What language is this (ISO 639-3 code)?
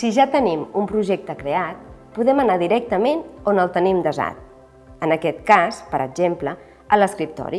cat